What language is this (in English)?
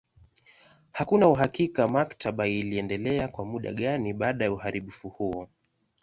Swahili